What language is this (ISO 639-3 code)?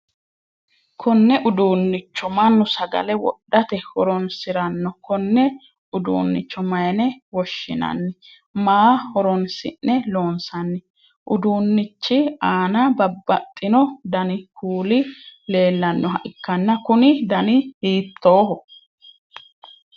sid